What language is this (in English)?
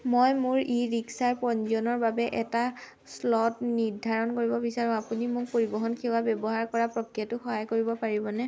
Assamese